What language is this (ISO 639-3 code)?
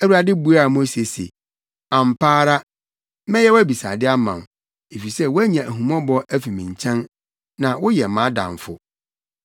aka